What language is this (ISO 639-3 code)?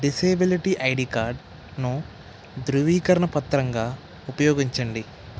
tel